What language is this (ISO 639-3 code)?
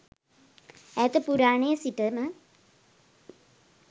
sin